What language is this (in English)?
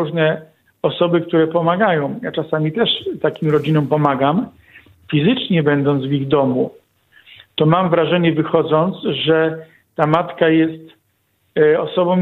Polish